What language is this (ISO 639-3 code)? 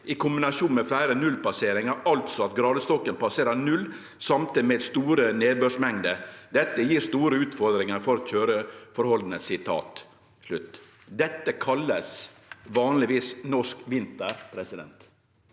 nor